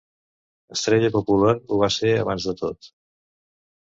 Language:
Catalan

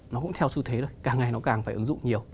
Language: Vietnamese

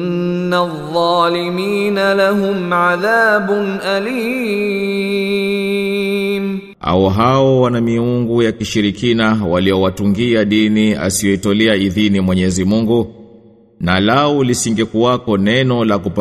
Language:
Swahili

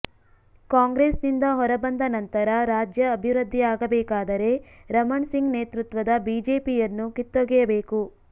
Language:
Kannada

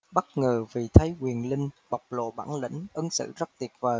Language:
Vietnamese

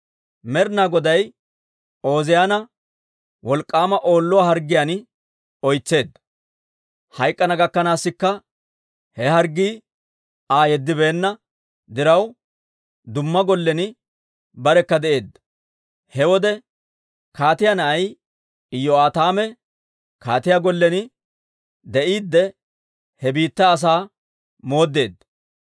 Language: Dawro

